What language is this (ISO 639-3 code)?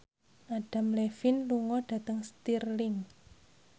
jav